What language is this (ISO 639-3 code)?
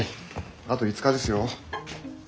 jpn